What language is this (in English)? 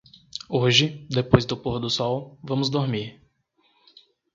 Portuguese